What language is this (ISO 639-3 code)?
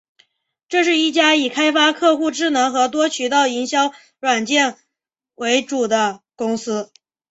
zho